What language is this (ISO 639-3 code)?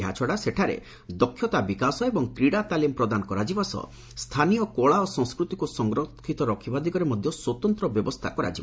ori